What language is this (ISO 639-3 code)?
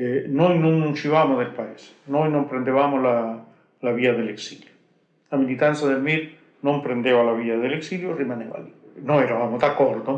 ita